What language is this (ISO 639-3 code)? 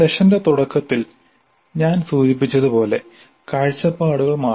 mal